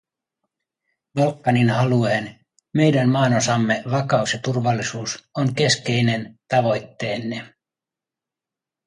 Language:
Finnish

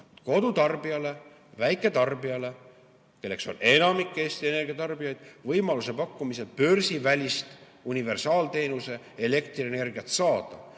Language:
Estonian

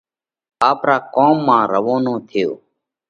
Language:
Parkari Koli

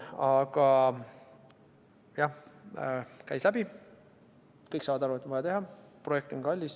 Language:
Estonian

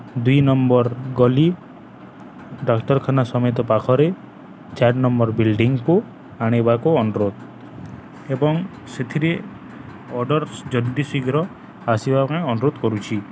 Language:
Odia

